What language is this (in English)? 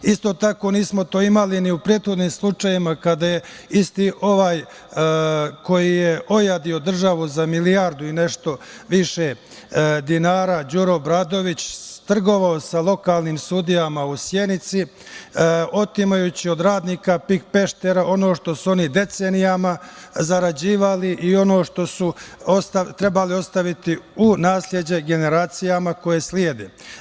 Serbian